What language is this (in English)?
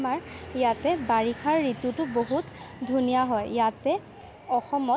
Assamese